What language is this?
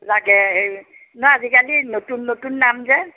Assamese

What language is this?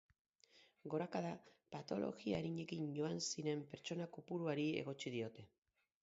Basque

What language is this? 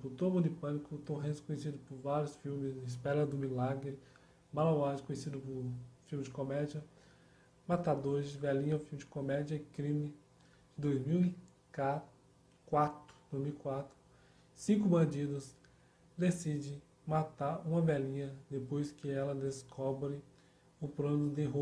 Portuguese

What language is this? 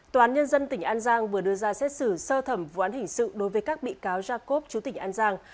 Vietnamese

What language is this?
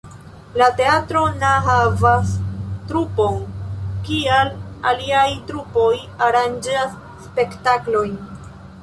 Esperanto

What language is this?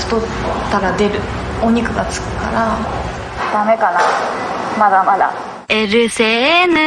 Japanese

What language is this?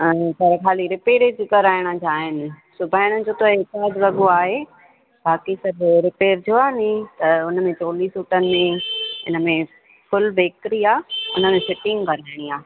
Sindhi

